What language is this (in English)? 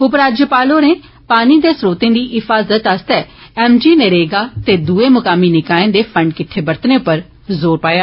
Dogri